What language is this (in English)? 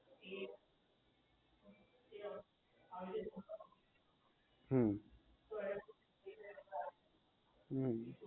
Gujarati